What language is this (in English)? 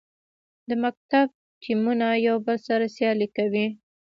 Pashto